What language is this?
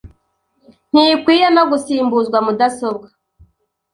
Kinyarwanda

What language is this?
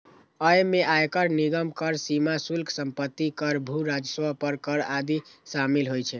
Maithili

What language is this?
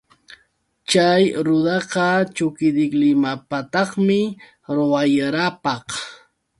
Yauyos Quechua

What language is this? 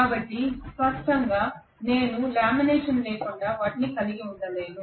Telugu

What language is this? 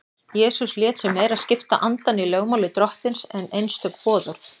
Icelandic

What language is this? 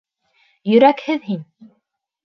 Bashkir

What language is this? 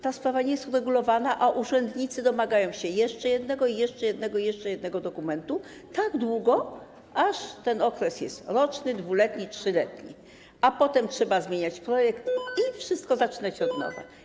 Polish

